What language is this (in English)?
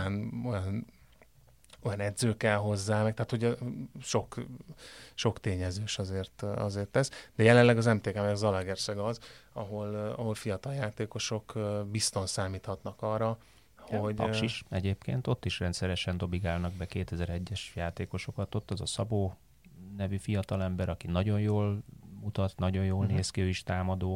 Hungarian